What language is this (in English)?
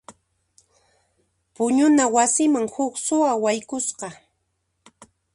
Puno Quechua